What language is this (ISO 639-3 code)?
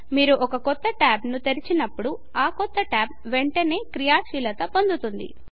tel